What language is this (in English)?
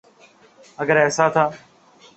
Urdu